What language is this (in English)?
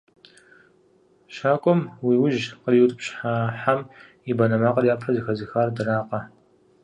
Kabardian